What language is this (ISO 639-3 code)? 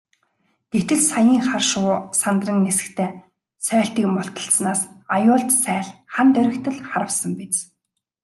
mon